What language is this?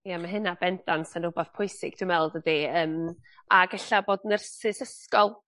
Welsh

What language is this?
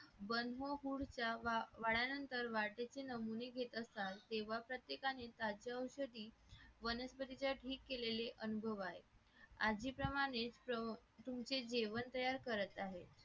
Marathi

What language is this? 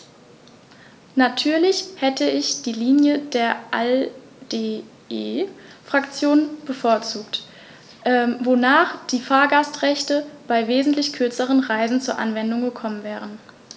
German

